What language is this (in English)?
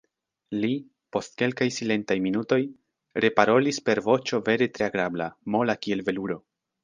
Esperanto